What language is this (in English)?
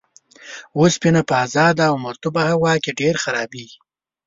Pashto